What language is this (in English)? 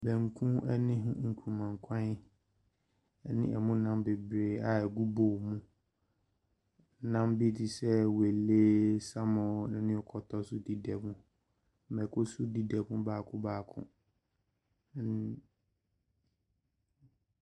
Akan